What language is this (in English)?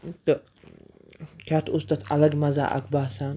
Kashmiri